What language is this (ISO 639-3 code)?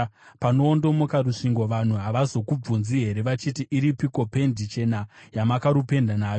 sna